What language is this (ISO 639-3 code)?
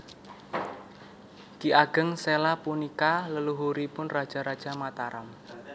jav